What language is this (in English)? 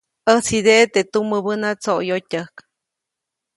Copainalá Zoque